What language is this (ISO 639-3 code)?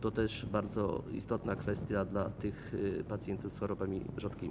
pol